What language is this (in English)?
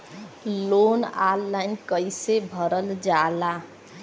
Bhojpuri